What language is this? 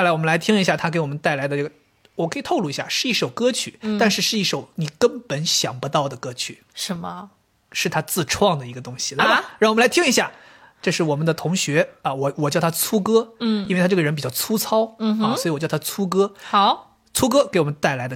Chinese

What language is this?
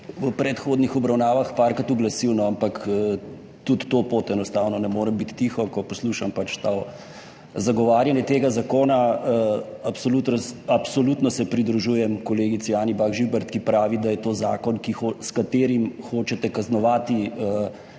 Slovenian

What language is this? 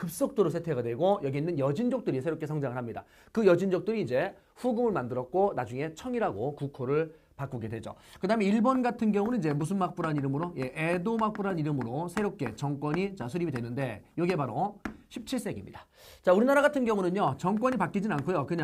Korean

